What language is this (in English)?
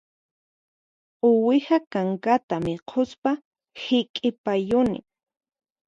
Puno Quechua